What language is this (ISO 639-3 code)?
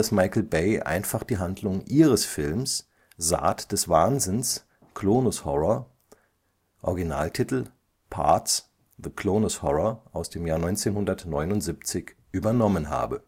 deu